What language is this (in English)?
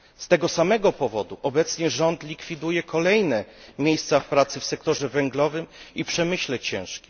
Polish